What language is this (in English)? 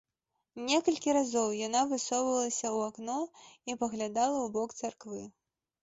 Belarusian